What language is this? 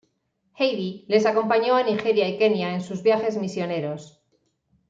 Spanish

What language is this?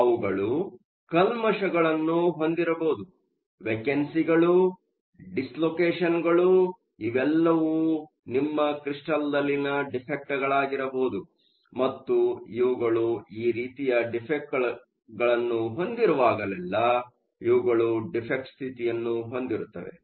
Kannada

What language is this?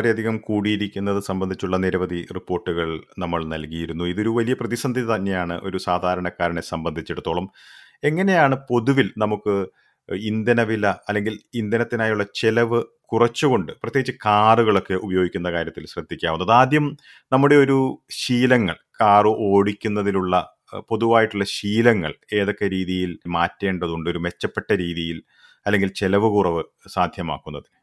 Malayalam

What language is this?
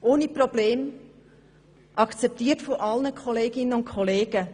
Swiss German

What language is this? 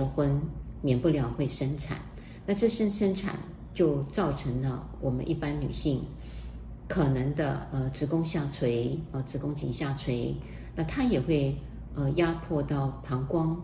Chinese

